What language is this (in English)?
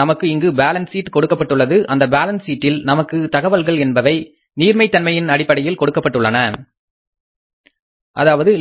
Tamil